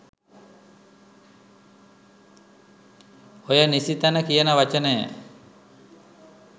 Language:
Sinhala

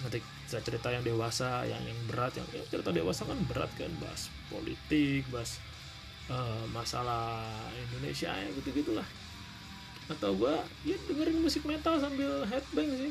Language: Indonesian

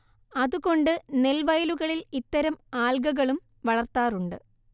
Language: Malayalam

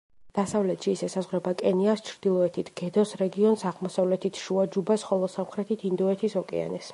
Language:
Georgian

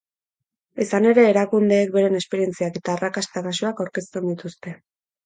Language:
Basque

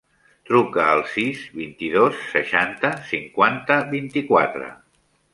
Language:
Catalan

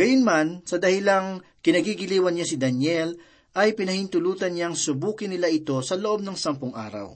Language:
Filipino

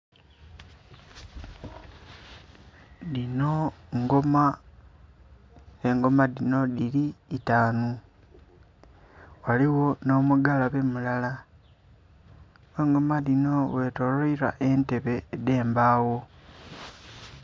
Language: Soga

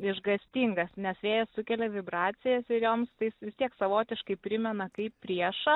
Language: Lithuanian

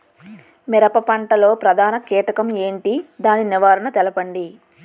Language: Telugu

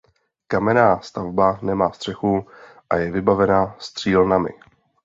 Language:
Czech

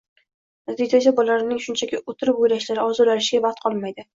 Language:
Uzbek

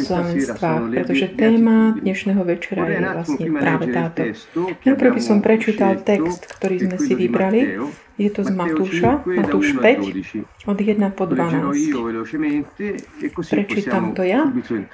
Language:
Slovak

